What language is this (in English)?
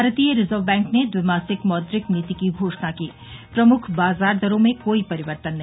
Hindi